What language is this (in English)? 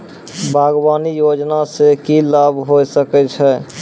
Maithili